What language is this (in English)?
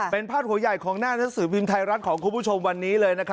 Thai